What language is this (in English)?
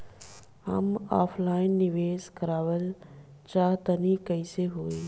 Bhojpuri